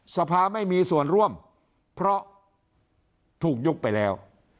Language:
Thai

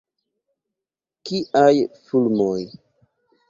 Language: Esperanto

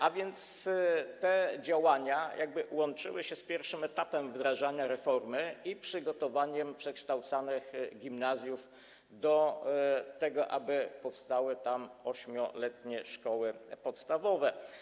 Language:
Polish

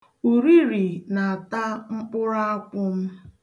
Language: Igbo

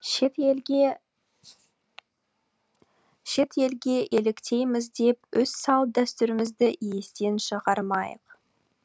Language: Kazakh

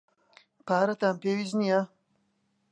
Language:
Central Kurdish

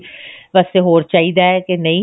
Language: Punjabi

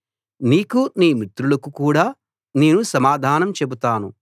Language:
Telugu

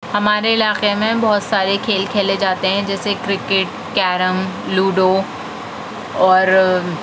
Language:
Urdu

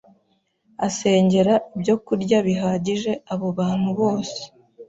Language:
Kinyarwanda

